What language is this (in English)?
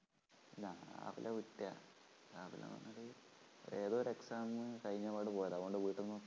Malayalam